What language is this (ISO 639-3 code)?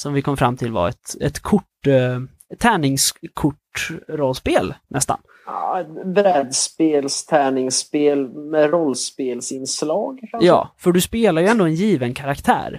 swe